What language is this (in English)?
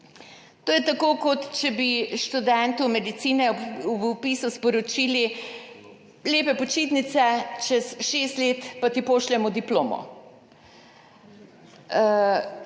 Slovenian